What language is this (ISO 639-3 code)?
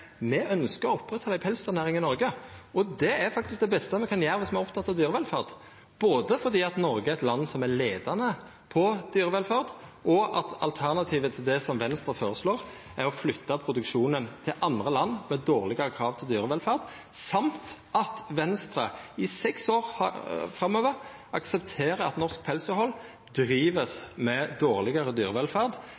nno